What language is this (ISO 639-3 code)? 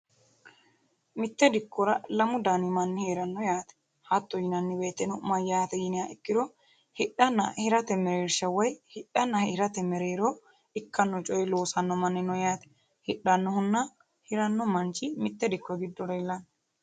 sid